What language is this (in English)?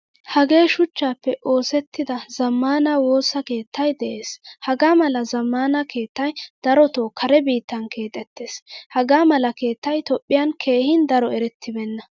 Wolaytta